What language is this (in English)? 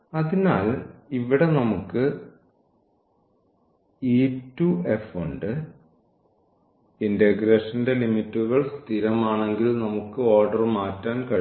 Malayalam